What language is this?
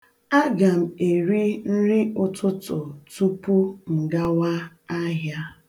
Igbo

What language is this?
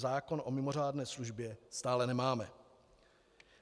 Czech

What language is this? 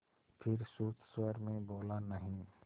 Hindi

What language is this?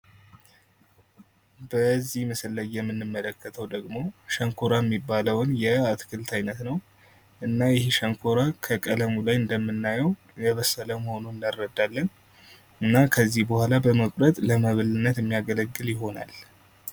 Amharic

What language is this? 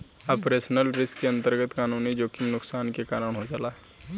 Bhojpuri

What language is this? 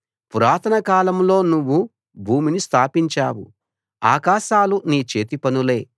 Telugu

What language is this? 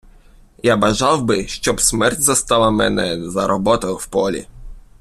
Ukrainian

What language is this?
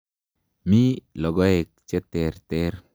Kalenjin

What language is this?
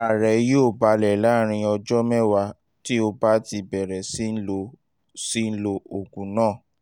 Yoruba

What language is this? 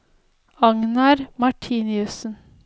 Norwegian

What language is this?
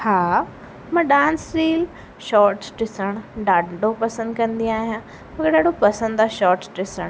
Sindhi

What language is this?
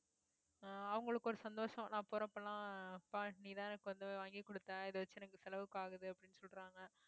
Tamil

